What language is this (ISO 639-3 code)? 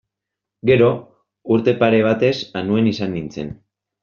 eus